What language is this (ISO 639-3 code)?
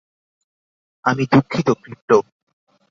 ben